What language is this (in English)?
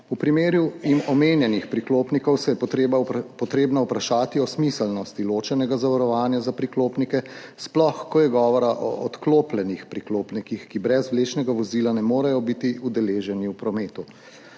Slovenian